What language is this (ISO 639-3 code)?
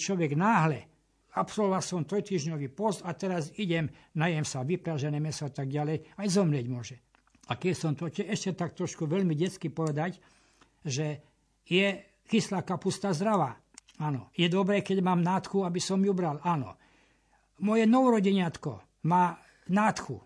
slk